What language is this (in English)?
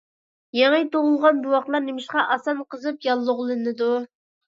Uyghur